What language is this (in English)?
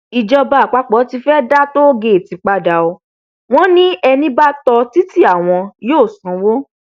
Yoruba